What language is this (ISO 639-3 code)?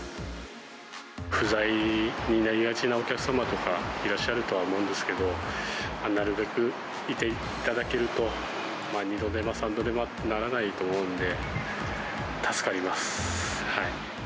jpn